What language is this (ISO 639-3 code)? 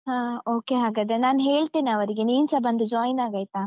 kan